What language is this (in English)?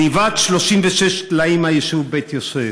Hebrew